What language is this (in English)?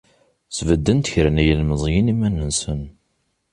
Kabyle